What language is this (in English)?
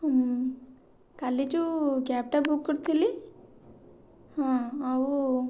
Odia